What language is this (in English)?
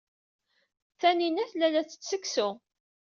Kabyle